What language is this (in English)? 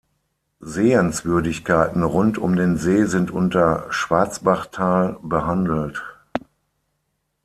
German